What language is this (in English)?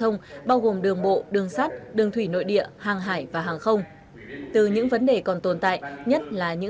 Vietnamese